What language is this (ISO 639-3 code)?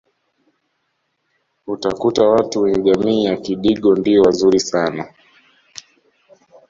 swa